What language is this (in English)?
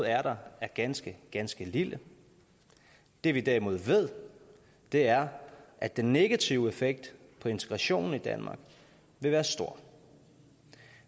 Danish